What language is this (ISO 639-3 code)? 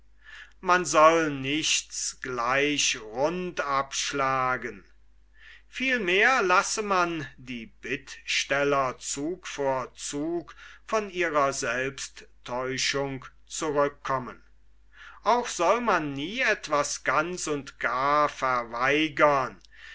deu